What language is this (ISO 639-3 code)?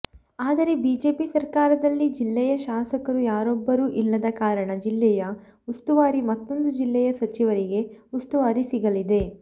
kan